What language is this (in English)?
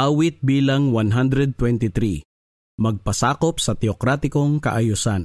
Filipino